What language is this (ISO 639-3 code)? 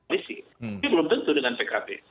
ind